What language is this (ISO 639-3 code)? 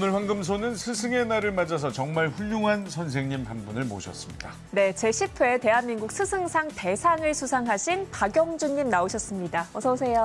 kor